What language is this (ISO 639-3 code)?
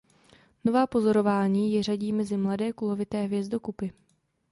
ces